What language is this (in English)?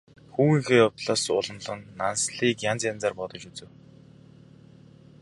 Mongolian